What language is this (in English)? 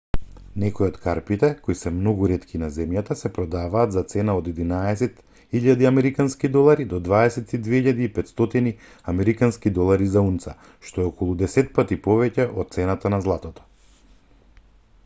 Macedonian